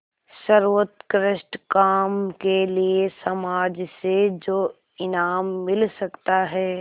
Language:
Hindi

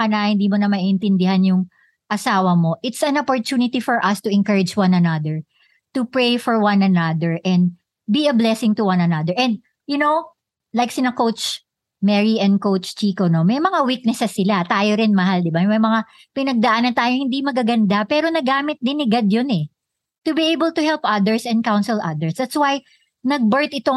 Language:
Filipino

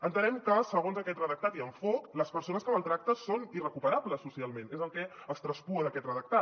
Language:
Catalan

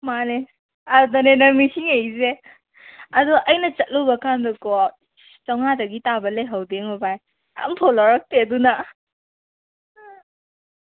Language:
Manipuri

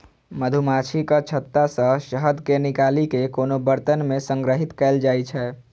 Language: Maithili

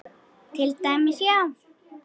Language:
Icelandic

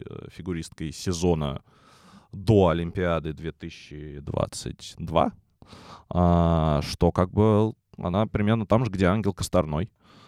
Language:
Russian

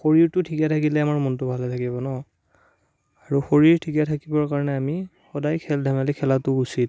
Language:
Assamese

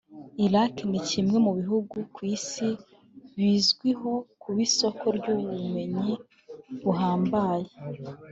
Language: Kinyarwanda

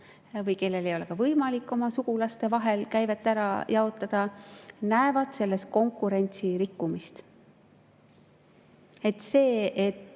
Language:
Estonian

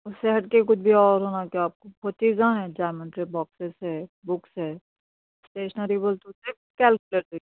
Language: Urdu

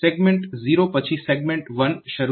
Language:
Gujarati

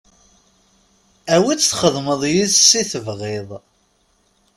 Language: Kabyle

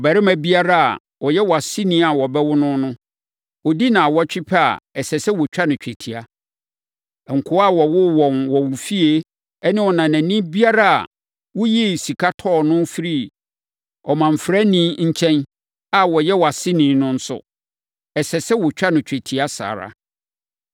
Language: Akan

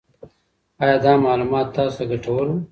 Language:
Pashto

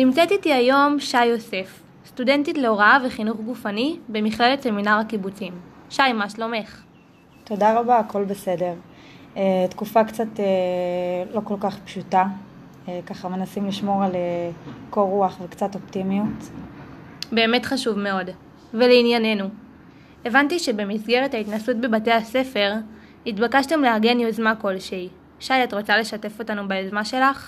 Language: Hebrew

